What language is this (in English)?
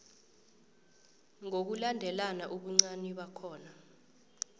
South Ndebele